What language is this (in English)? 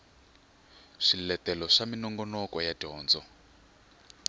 Tsonga